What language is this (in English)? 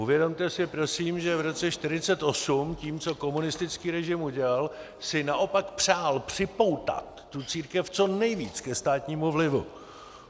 Czech